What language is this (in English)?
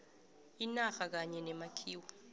South Ndebele